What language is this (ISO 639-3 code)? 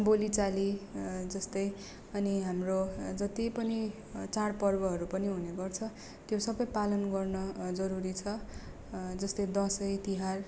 nep